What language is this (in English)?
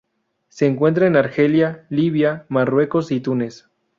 Spanish